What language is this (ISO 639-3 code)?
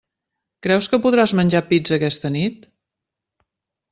cat